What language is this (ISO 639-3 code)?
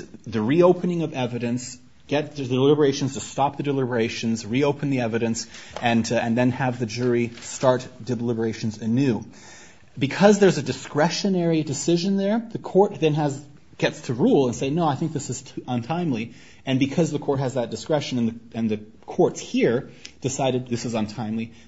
eng